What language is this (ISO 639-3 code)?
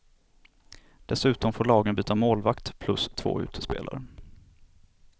swe